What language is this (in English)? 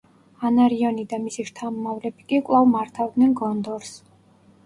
Georgian